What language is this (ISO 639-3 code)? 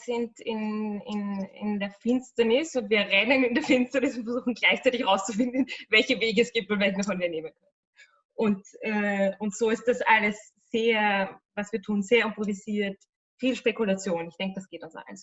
deu